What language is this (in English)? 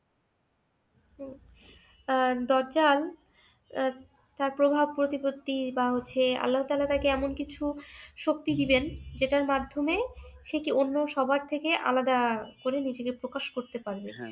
Bangla